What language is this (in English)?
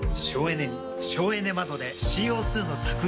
Japanese